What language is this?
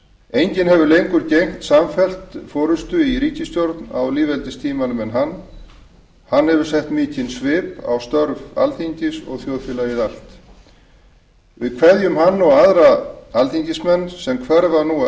Icelandic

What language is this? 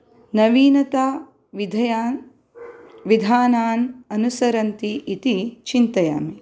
Sanskrit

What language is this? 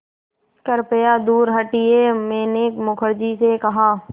Hindi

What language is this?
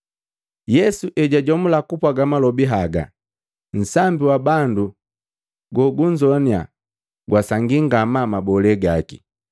Matengo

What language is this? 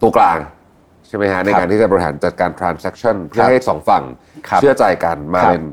Thai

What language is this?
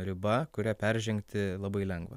Lithuanian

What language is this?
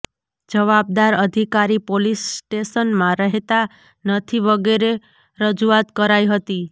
Gujarati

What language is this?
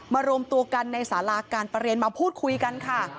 Thai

